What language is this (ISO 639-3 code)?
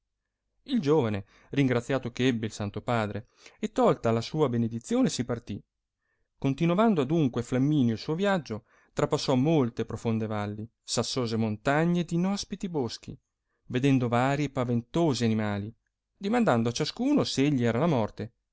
ita